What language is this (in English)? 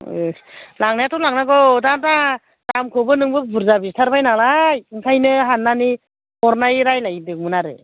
Bodo